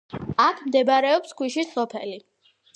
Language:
Georgian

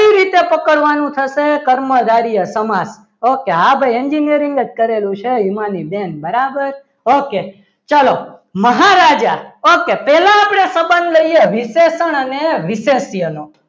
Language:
Gujarati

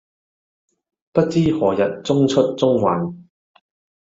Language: Cantonese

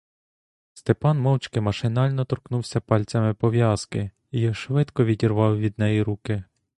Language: Ukrainian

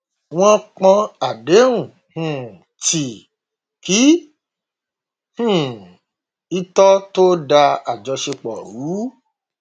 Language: Yoruba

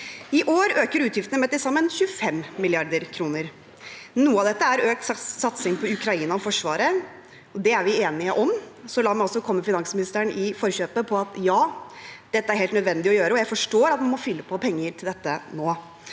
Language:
Norwegian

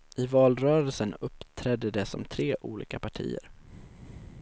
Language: Swedish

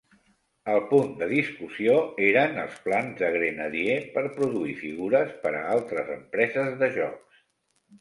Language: Catalan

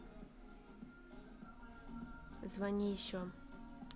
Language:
Russian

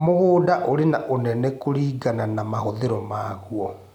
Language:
Kikuyu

